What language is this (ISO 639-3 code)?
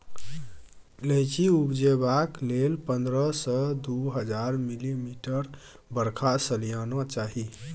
mai